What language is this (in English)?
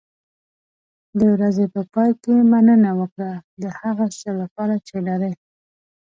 Pashto